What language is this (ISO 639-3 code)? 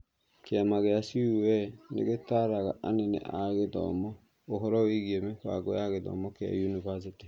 kik